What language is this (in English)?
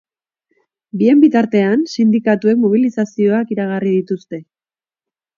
Basque